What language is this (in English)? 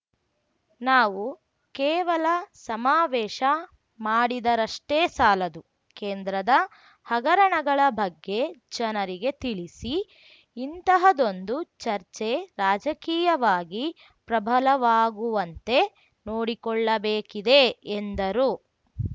Kannada